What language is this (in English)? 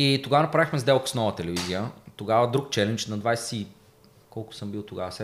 Bulgarian